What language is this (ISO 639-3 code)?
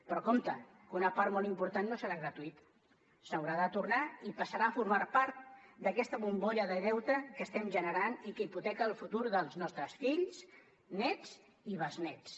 cat